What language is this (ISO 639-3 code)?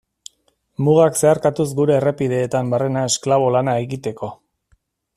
eus